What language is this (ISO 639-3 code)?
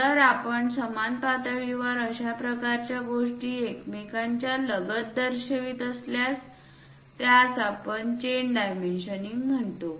mar